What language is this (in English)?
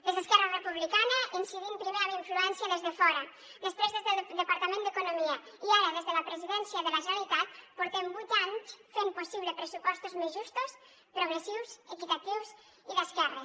Catalan